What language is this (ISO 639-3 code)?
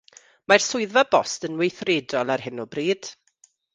cym